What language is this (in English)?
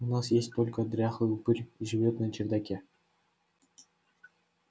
Russian